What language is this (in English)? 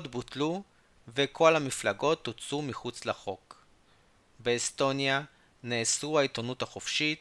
Hebrew